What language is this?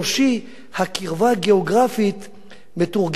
Hebrew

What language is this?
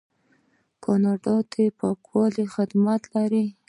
Pashto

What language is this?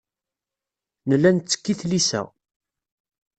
Kabyle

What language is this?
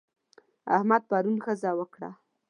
Pashto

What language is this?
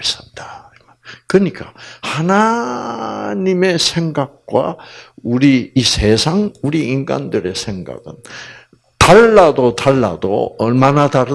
Korean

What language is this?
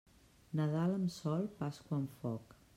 Catalan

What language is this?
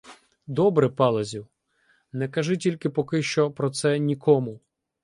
Ukrainian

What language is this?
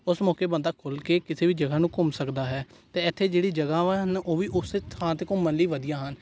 Punjabi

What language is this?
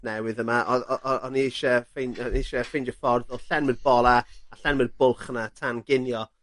Welsh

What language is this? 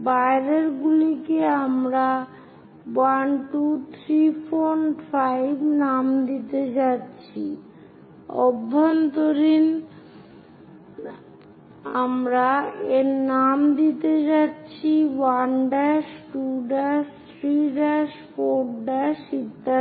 Bangla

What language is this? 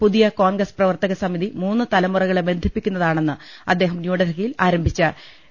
Malayalam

